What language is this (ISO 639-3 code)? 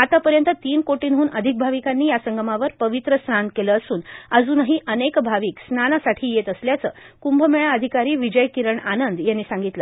mar